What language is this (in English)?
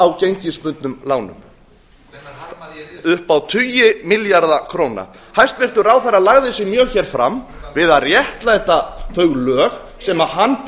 Icelandic